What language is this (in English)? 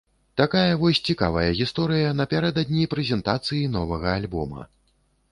Belarusian